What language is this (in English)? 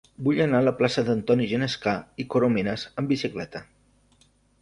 Catalan